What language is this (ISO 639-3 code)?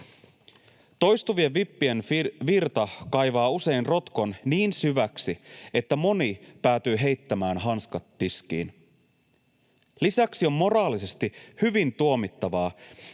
fin